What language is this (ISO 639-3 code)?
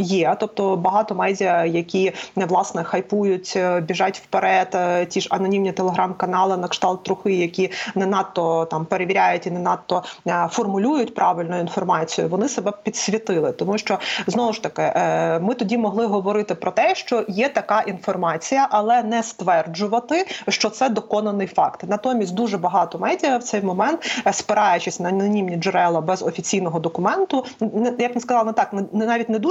ukr